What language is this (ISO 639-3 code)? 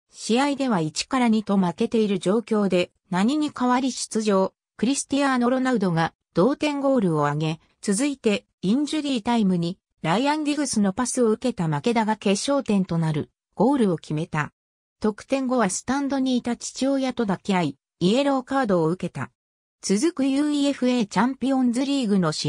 jpn